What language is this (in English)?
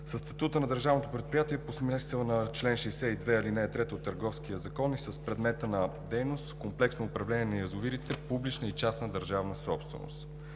Bulgarian